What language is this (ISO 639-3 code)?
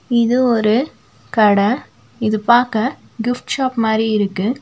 tam